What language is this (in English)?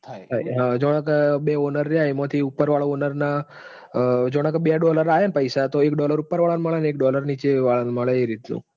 Gujarati